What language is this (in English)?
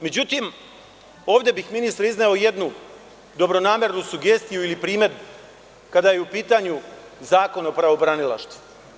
Serbian